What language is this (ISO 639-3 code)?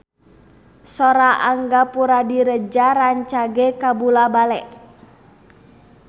sun